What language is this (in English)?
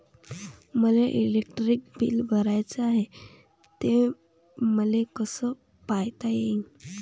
Marathi